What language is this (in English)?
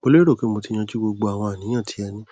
Yoruba